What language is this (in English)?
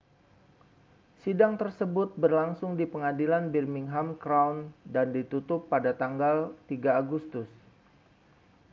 Indonesian